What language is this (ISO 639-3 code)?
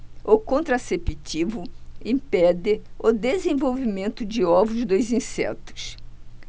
por